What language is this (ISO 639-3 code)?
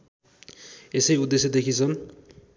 nep